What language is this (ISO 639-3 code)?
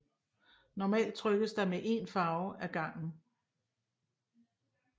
dan